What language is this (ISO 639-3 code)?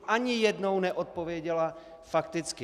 ces